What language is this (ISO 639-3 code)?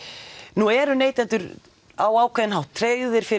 isl